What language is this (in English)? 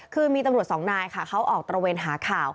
Thai